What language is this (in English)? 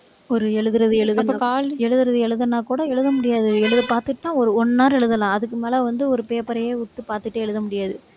Tamil